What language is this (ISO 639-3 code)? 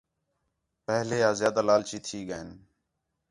xhe